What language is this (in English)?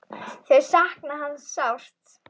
Icelandic